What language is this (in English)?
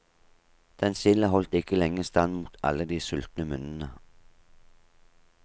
Norwegian